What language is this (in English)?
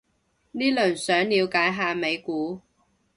Cantonese